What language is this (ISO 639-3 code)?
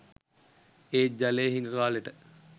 sin